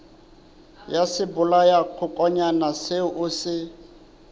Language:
Southern Sotho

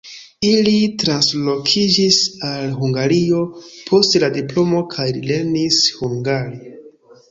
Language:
Esperanto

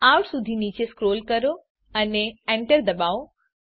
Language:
Gujarati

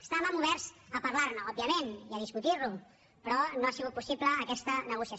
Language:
Catalan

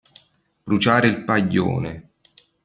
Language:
Italian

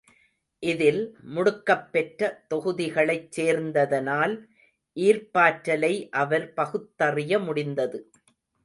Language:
Tamil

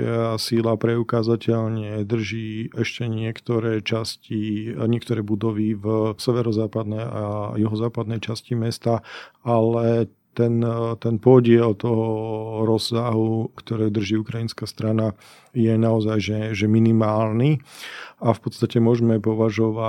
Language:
Slovak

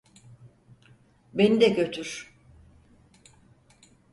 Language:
Turkish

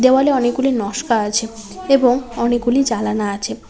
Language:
Bangla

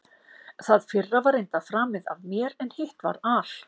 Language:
Icelandic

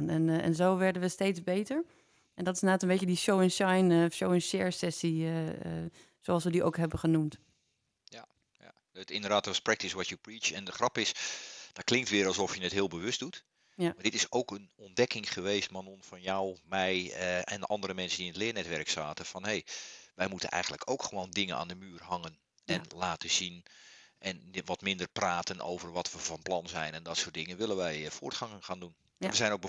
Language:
Dutch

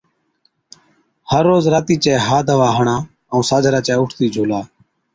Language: Od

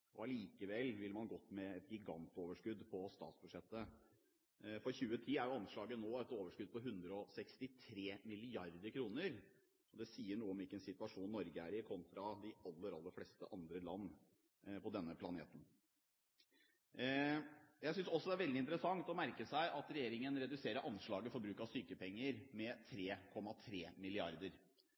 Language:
Norwegian Bokmål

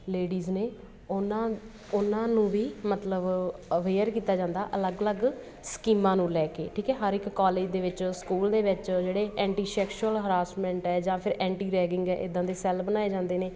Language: Punjabi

